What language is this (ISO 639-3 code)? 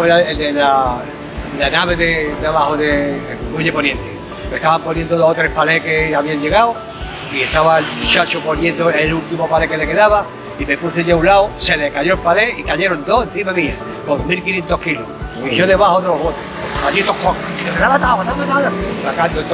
spa